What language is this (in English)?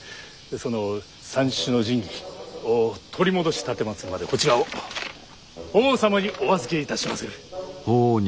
Japanese